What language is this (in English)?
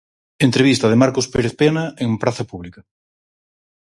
Galician